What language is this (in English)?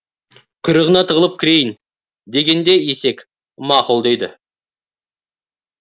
Kazakh